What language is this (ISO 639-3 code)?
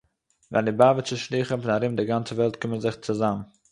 yid